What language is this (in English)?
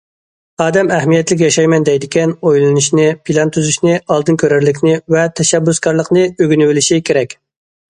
Uyghur